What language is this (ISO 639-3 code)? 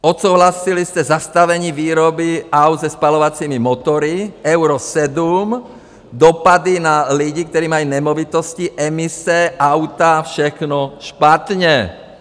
ces